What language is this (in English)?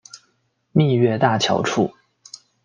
Chinese